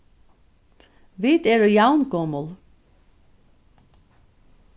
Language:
Faroese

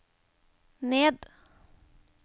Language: Norwegian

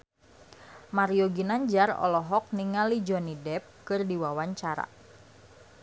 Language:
Sundanese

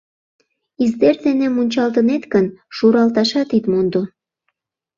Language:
Mari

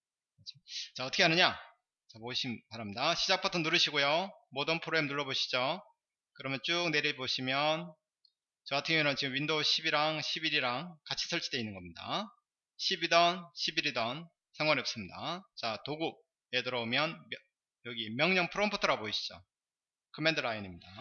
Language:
Korean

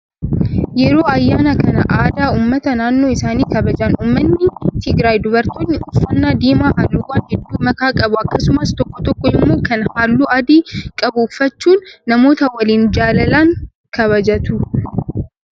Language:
Oromo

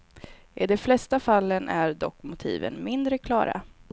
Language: Swedish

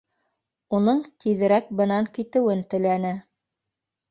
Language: Bashkir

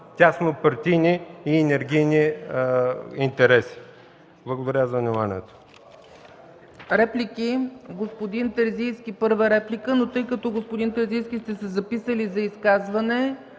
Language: Bulgarian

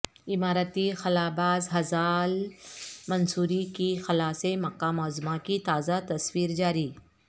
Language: Urdu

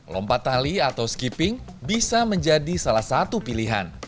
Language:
Indonesian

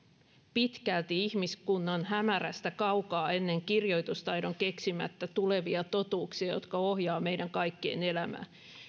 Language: Finnish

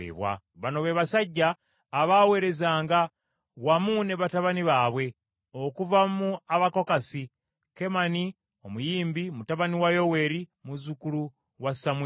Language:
Ganda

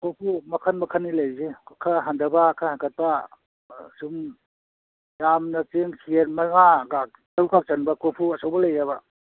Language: Manipuri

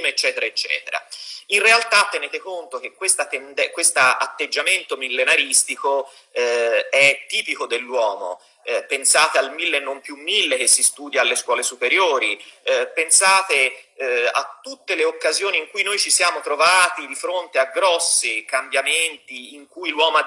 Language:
Italian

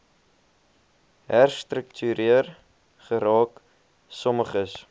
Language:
Afrikaans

